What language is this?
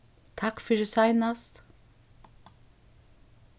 Faroese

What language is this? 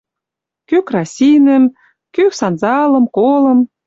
Western Mari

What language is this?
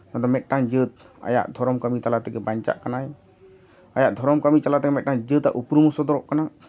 Santali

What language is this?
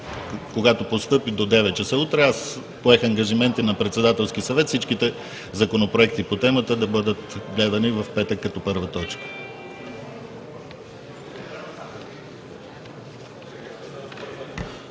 Bulgarian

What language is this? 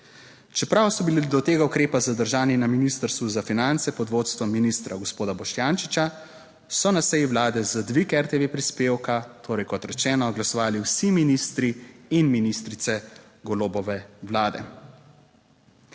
Slovenian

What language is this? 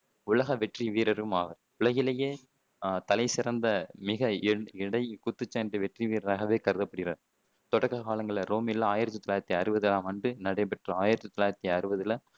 Tamil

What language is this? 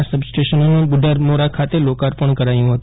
Gujarati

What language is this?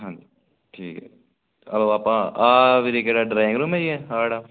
Punjabi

